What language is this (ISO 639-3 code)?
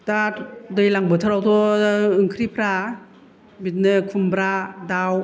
brx